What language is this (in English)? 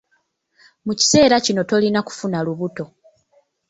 Ganda